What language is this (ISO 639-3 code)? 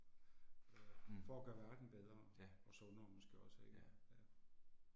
dan